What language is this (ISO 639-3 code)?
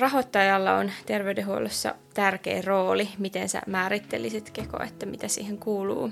fin